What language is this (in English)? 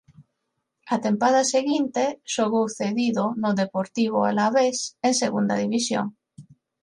Galician